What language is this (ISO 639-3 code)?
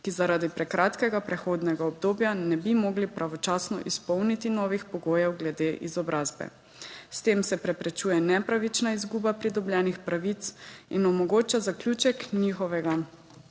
slv